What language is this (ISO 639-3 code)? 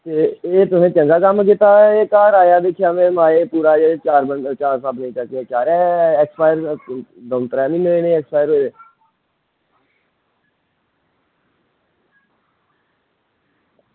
doi